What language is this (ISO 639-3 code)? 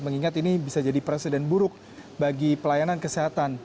ind